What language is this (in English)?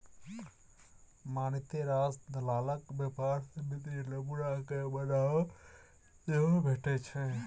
Maithili